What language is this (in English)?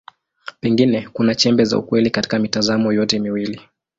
Swahili